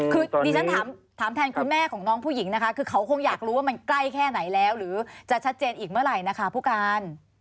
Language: Thai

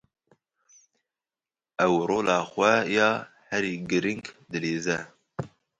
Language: Kurdish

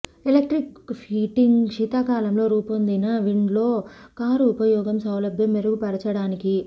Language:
Telugu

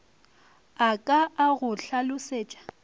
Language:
Northern Sotho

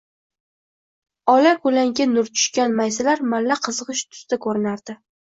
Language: Uzbek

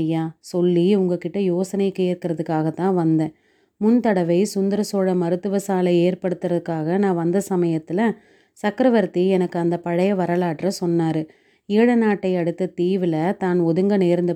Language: Tamil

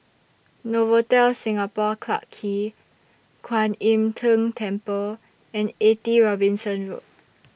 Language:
English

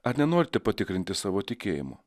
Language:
Lithuanian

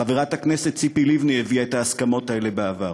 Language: Hebrew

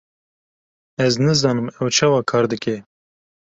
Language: Kurdish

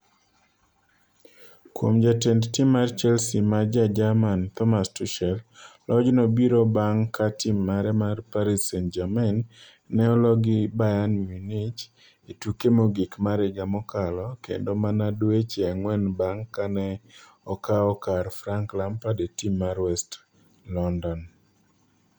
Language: Luo (Kenya and Tanzania)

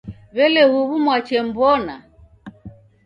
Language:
Taita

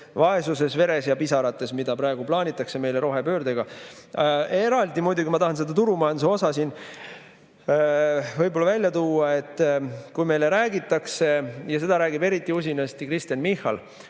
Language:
Estonian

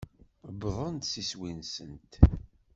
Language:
Kabyle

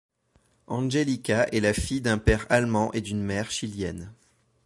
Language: French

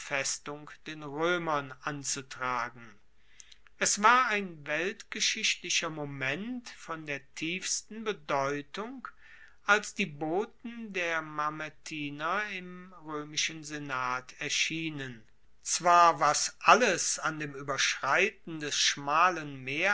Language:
German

